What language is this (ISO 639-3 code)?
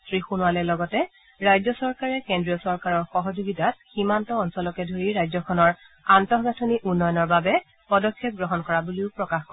asm